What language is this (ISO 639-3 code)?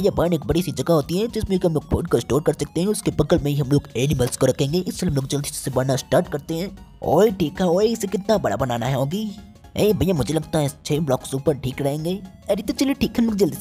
hin